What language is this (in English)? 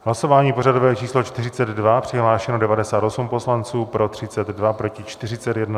Czech